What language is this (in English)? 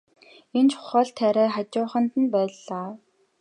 Mongolian